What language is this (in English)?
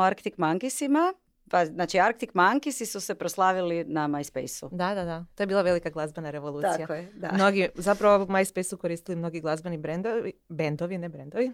Croatian